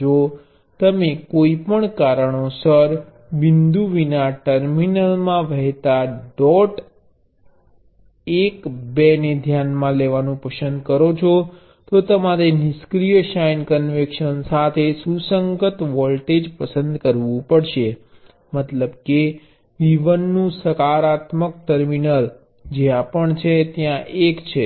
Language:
Gujarati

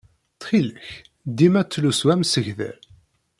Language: Kabyle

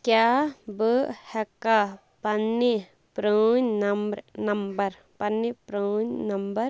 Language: Kashmiri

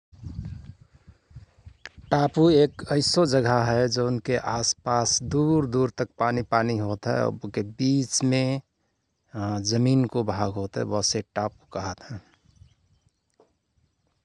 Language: Rana Tharu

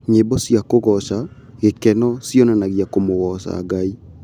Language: Kikuyu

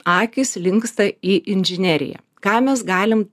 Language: Lithuanian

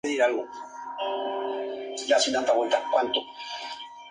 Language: Spanish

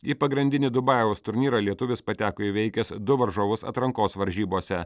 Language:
Lithuanian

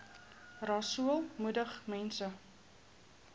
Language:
Afrikaans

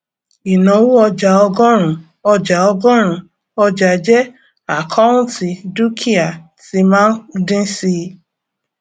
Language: Yoruba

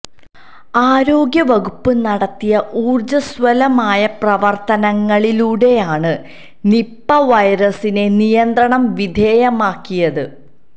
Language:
Malayalam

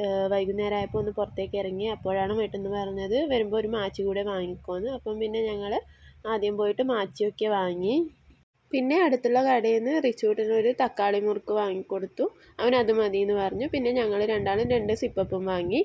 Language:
Arabic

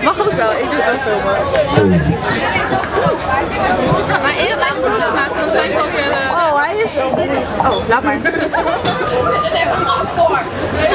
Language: Dutch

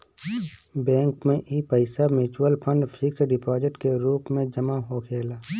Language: Bhojpuri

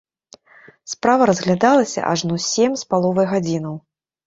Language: Belarusian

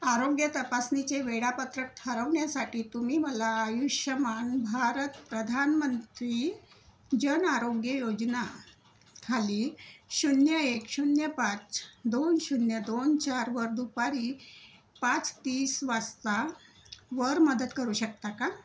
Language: Marathi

